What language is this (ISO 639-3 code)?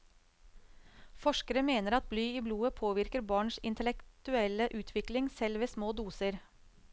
nor